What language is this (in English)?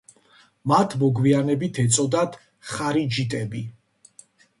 Georgian